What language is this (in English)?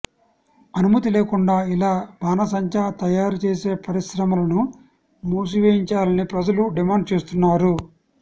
Telugu